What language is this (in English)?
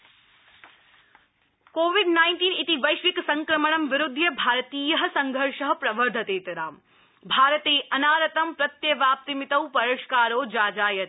Sanskrit